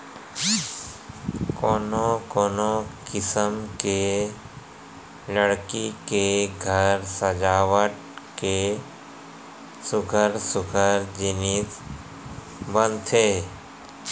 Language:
Chhattisgarhi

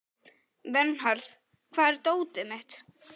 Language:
Icelandic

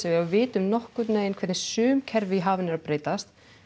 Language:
Icelandic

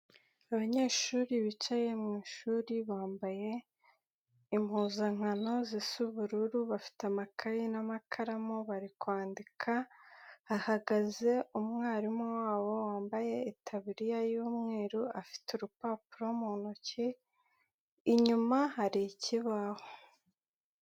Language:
Kinyarwanda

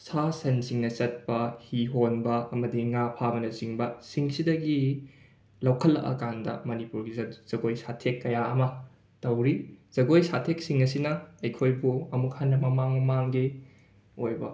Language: Manipuri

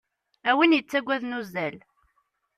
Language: Kabyle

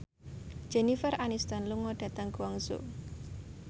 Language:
Javanese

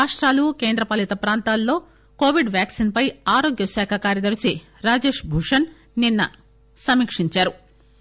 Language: Telugu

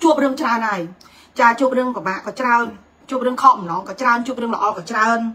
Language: Vietnamese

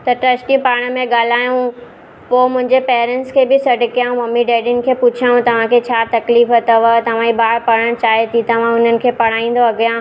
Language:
Sindhi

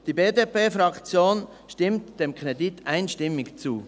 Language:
Swiss German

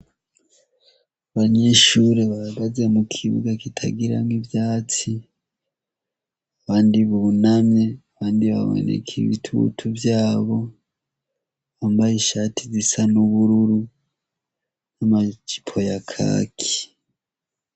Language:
Rundi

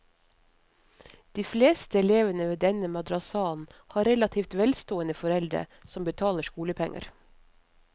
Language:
Norwegian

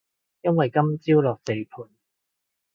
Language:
Cantonese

